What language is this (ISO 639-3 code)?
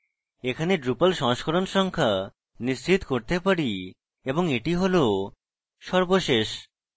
ben